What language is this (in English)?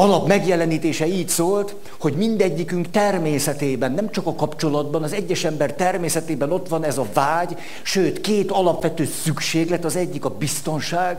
Hungarian